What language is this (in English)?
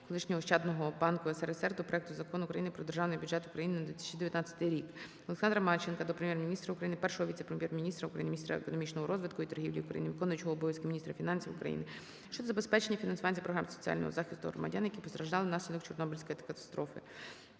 Ukrainian